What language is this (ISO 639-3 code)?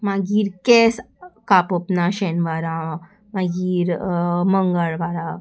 kok